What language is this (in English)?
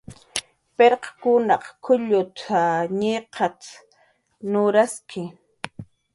Jaqaru